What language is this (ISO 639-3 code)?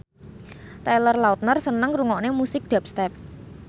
jav